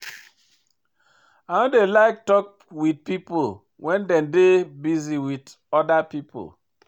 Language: Nigerian Pidgin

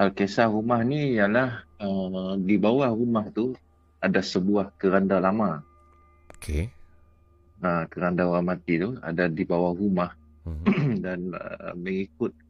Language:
Malay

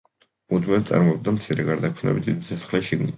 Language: Georgian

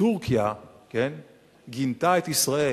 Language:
Hebrew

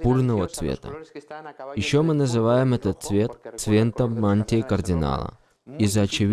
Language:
Russian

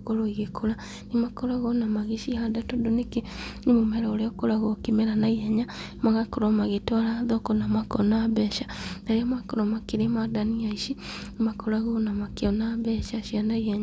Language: Kikuyu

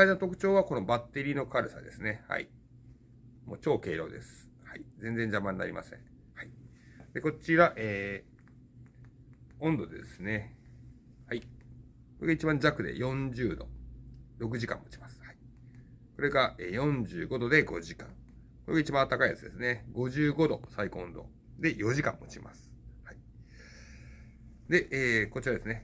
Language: Japanese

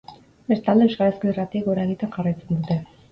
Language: Basque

